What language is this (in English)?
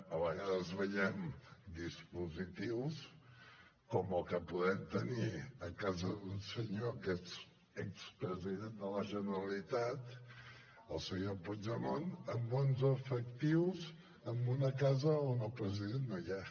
Catalan